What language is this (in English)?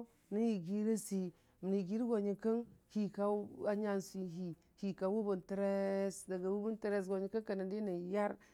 Dijim-Bwilim